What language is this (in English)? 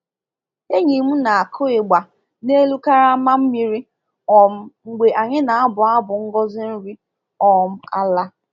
Igbo